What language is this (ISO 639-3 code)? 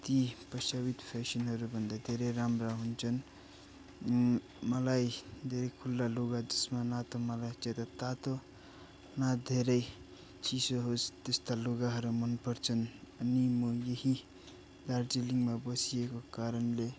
nep